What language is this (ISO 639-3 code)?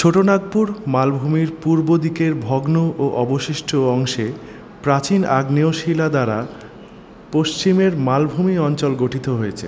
ben